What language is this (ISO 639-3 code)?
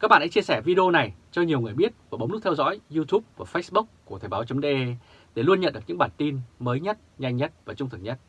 vie